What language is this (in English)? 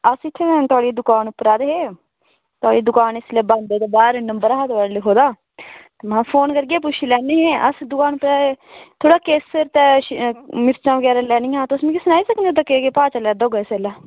Dogri